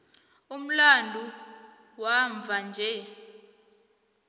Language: South Ndebele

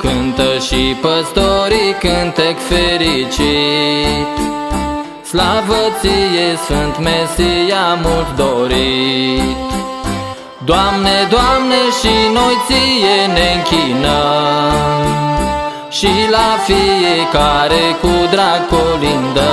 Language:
Romanian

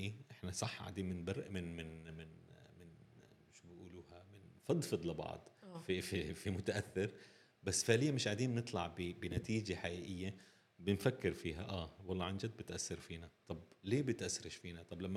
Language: Arabic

